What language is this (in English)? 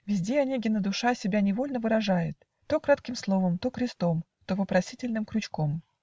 Russian